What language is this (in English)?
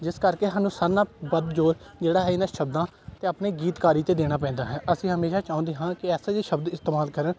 Punjabi